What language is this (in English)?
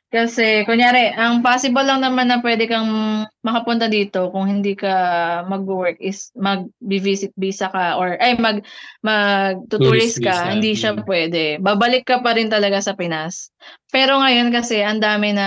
Filipino